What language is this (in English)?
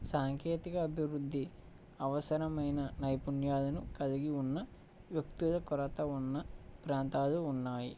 Telugu